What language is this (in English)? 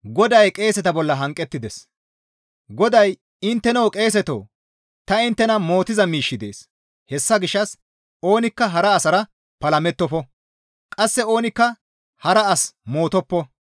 Gamo